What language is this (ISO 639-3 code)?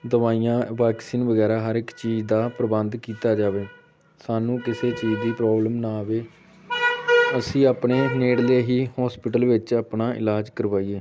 pan